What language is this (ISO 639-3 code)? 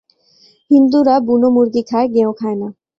ben